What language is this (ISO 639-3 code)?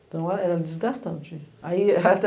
por